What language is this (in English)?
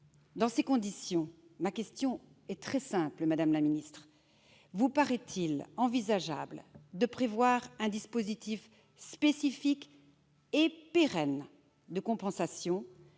French